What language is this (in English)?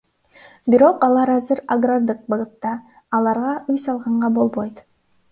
Kyrgyz